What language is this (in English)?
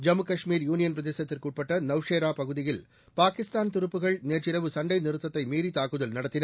Tamil